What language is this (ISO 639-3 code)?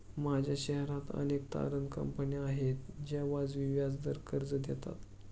mar